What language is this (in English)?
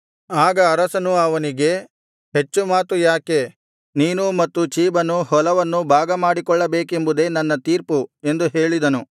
Kannada